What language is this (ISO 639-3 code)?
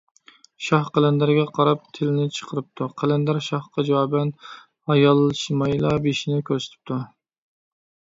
uig